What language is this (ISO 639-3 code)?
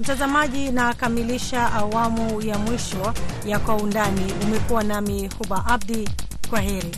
swa